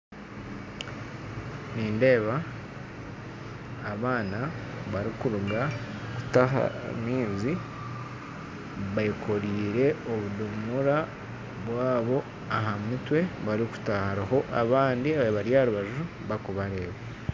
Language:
Nyankole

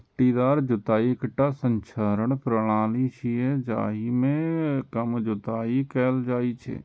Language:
Maithili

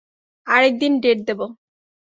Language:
Bangla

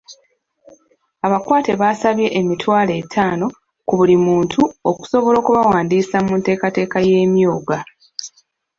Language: Ganda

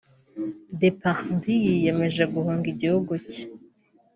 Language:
Kinyarwanda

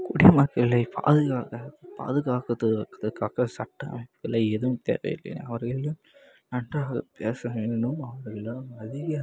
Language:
Tamil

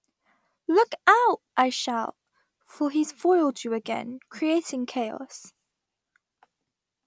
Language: English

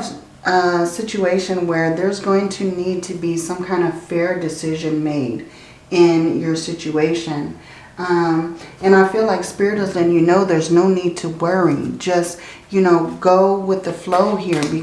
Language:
English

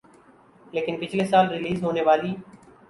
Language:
Urdu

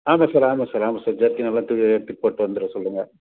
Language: Tamil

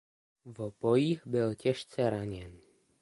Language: Czech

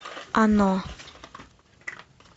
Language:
Russian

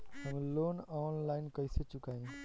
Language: Bhojpuri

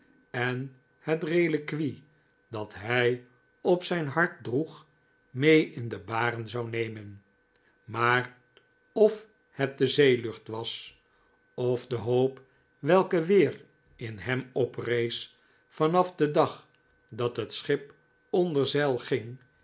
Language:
Dutch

